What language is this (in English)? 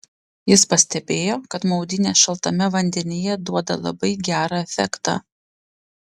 Lithuanian